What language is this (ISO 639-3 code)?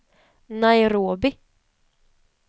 swe